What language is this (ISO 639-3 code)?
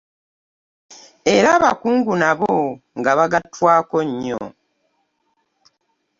lug